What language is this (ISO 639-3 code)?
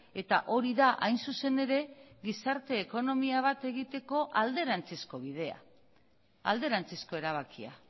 eus